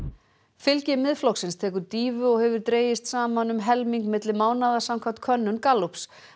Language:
Icelandic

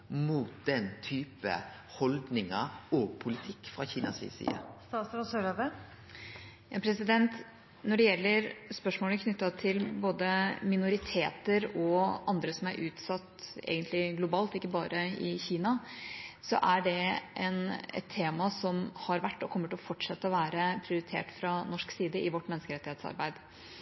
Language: Norwegian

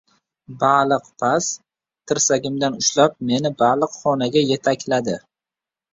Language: Uzbek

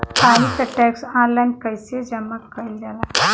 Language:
Bhojpuri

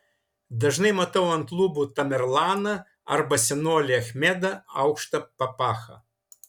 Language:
Lithuanian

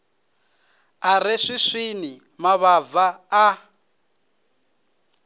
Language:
Venda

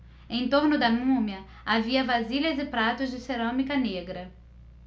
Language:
Portuguese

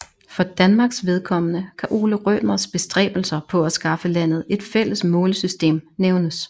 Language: Danish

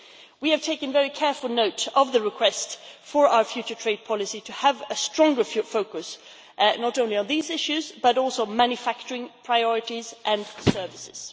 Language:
English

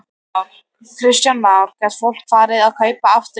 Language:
Icelandic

